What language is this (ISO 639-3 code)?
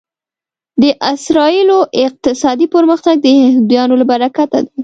pus